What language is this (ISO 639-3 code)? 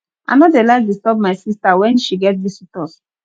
pcm